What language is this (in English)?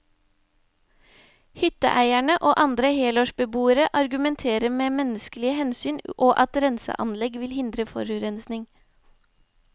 Norwegian